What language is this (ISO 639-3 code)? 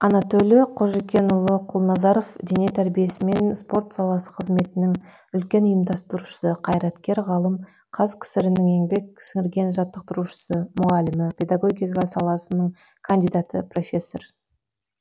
kaz